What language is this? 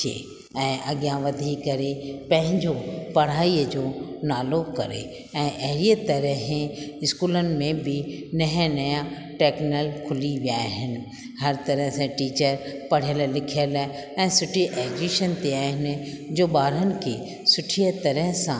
Sindhi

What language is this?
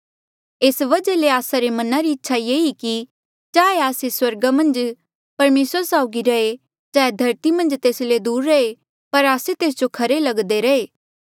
Mandeali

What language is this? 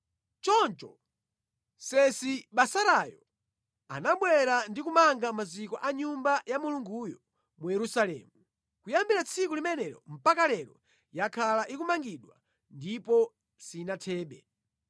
Nyanja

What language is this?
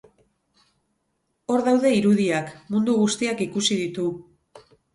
Basque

